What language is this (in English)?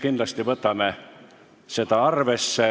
Estonian